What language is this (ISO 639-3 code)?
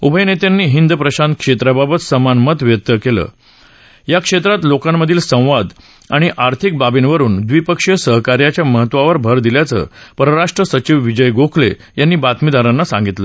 mar